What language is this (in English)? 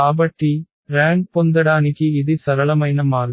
Telugu